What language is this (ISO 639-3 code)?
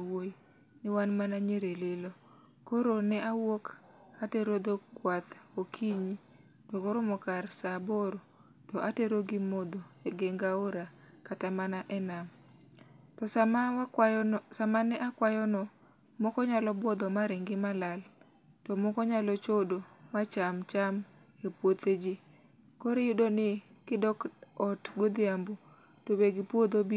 luo